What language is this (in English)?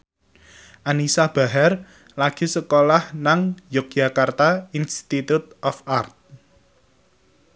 Javanese